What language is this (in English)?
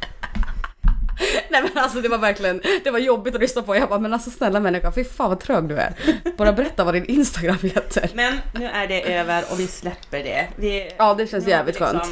Swedish